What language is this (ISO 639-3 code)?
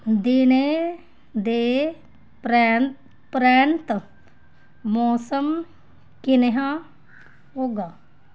doi